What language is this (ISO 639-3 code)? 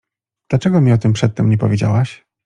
pol